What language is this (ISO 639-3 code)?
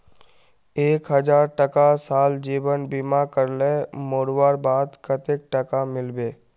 mag